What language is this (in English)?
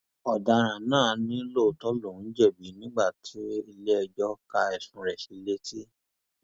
Yoruba